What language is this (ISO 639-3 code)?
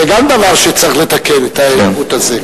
heb